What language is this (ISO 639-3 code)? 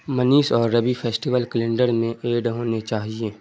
urd